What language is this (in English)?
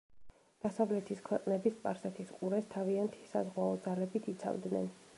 Georgian